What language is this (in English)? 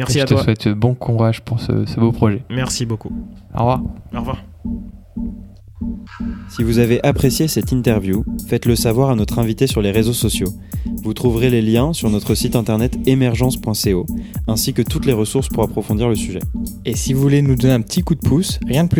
French